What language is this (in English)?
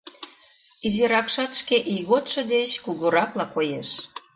Mari